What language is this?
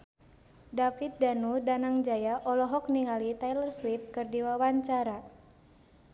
Sundanese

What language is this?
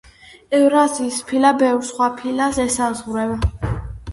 Georgian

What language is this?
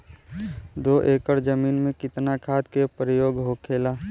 Bhojpuri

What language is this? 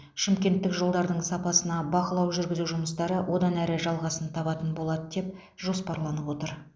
Kazakh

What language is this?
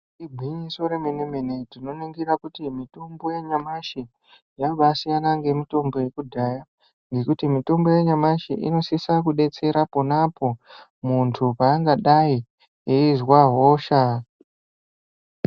Ndau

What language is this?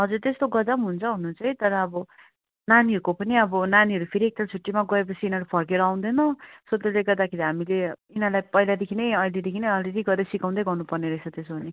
Nepali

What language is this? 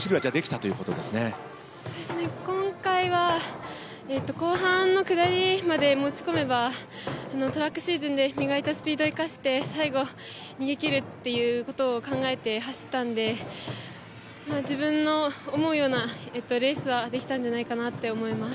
Japanese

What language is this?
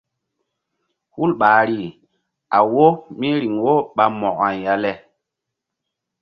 Mbum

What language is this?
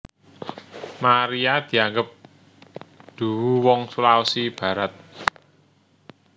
Javanese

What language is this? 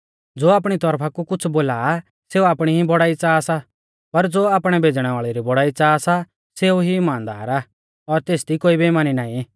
Mahasu Pahari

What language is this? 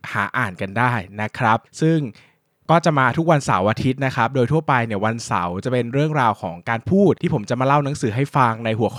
Thai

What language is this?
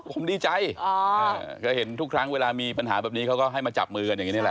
Thai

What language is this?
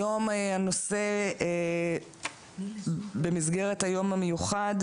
Hebrew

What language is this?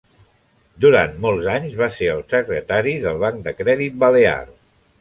Catalan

